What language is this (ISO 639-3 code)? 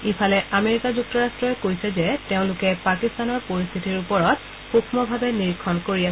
asm